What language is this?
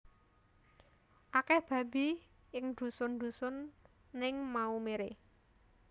Javanese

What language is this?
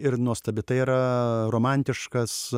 Lithuanian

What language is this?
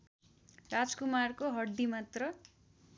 Nepali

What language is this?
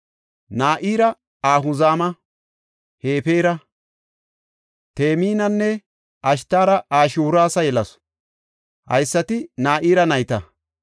Gofa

